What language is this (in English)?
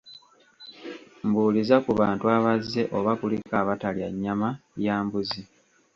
Ganda